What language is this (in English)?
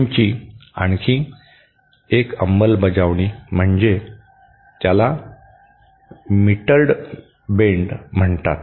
Marathi